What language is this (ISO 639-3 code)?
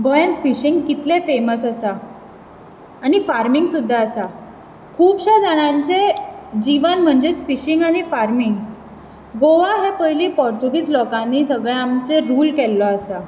kok